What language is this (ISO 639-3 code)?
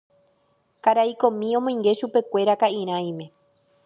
grn